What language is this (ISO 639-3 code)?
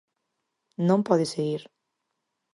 glg